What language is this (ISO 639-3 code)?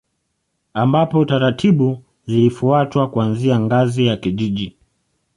swa